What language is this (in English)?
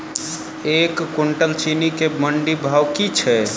Maithili